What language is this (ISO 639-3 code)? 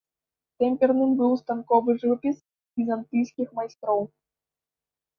bel